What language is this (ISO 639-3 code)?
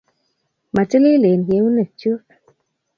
kln